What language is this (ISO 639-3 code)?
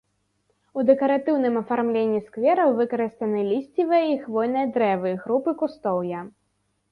bel